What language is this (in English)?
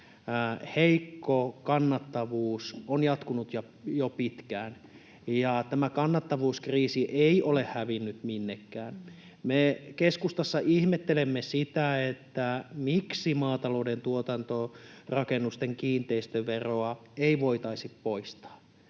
Finnish